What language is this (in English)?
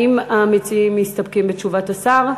Hebrew